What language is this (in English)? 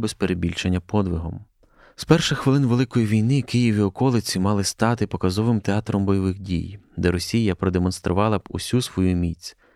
Ukrainian